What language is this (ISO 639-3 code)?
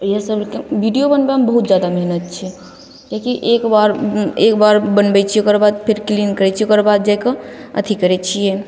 mai